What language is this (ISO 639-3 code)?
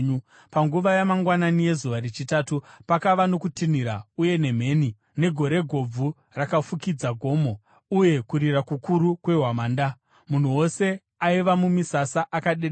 sna